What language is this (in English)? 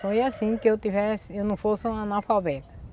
Portuguese